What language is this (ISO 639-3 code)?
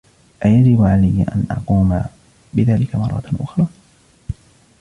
ara